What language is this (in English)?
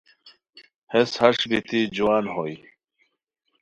Khowar